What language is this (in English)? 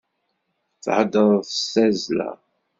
Kabyle